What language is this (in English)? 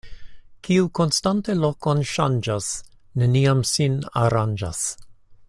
Esperanto